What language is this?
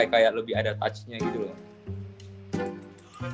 Indonesian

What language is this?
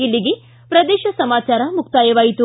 Kannada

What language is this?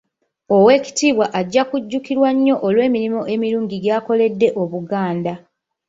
Ganda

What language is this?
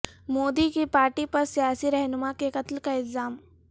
Urdu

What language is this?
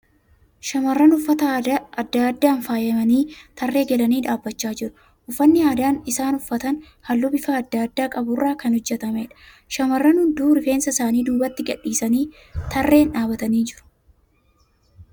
Oromo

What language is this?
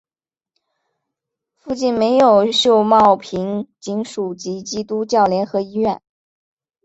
Chinese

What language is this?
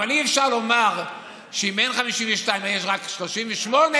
Hebrew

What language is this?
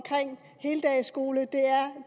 Danish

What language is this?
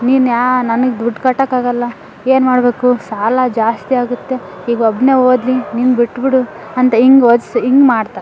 Kannada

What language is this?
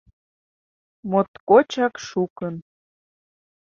Mari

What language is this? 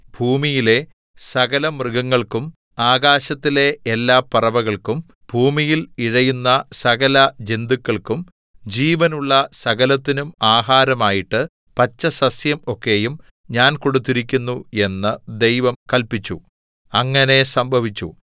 Malayalam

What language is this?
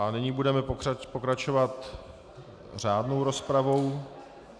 Czech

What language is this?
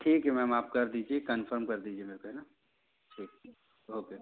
Hindi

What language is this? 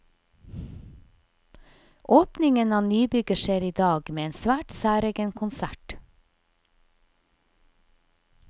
Norwegian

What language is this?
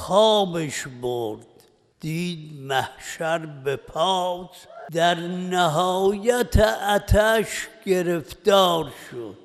Persian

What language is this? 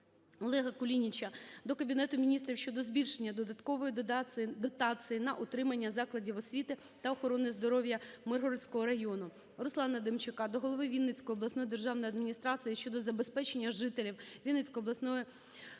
Ukrainian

